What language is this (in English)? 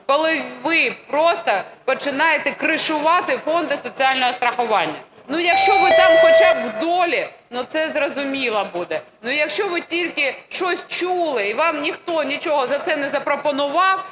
Ukrainian